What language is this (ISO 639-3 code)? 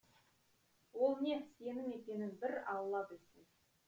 kaz